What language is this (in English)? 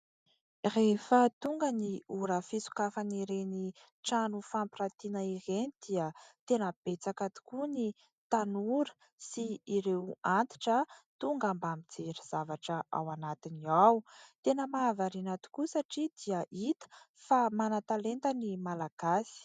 Malagasy